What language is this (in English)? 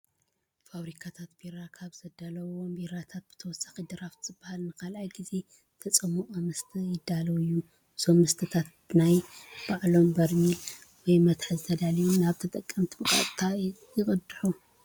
Tigrinya